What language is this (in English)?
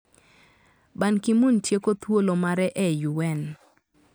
Luo (Kenya and Tanzania)